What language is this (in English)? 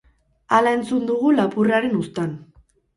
Basque